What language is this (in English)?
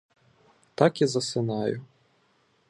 Ukrainian